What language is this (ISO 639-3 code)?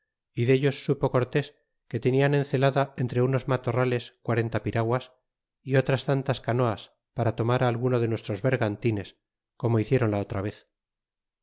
spa